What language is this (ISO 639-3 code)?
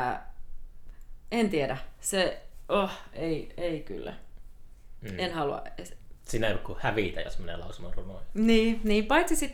fin